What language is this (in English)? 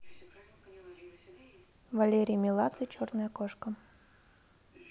Russian